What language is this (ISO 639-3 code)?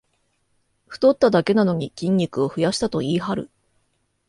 jpn